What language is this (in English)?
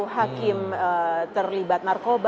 Indonesian